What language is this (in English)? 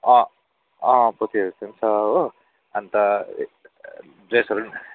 Nepali